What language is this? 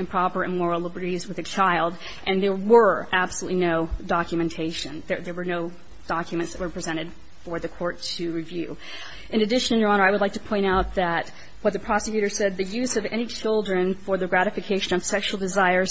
English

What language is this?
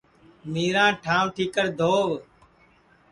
Sansi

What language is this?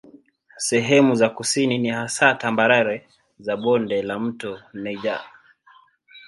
Swahili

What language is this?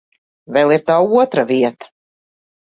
Latvian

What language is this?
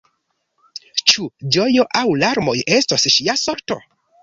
Esperanto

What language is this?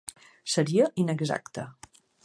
Catalan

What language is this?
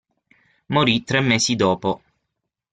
Italian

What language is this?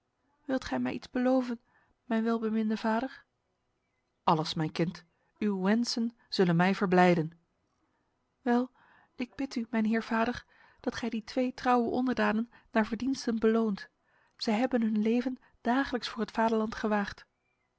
Dutch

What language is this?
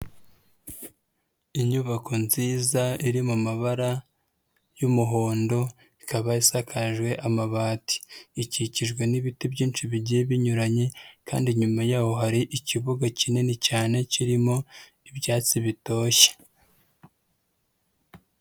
Kinyarwanda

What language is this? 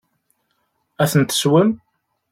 Kabyle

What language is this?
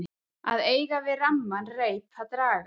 Icelandic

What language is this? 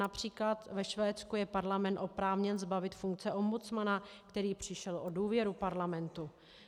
Czech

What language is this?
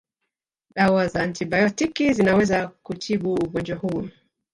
Swahili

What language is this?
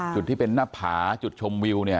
Thai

